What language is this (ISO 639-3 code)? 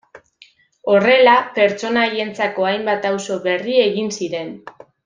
eus